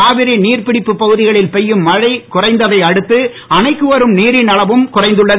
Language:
Tamil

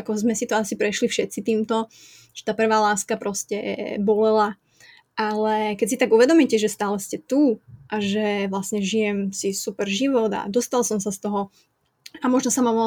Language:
Czech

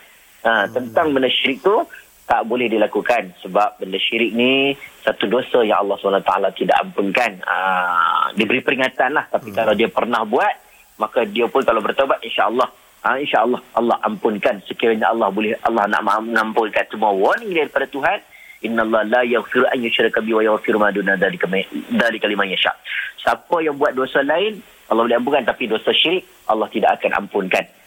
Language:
Malay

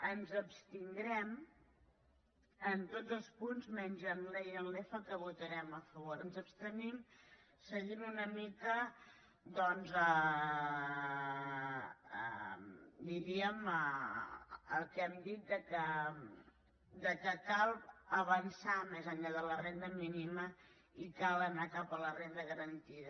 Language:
Catalan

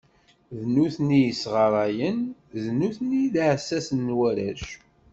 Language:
Kabyle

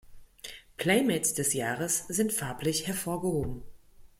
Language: German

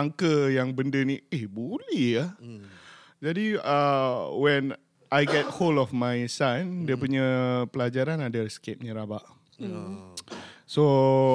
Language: Malay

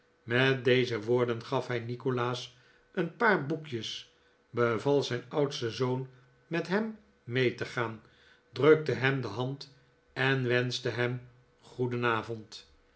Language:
Dutch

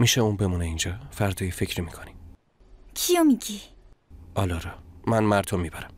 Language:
Persian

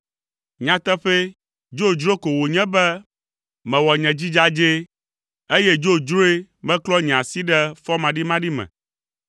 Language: Ewe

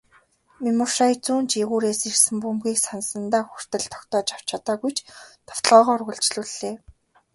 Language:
Mongolian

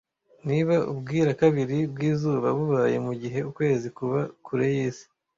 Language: Kinyarwanda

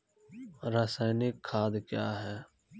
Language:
Maithili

